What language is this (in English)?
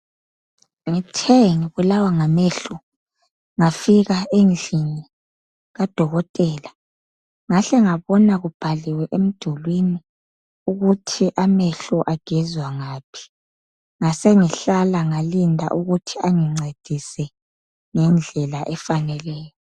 North Ndebele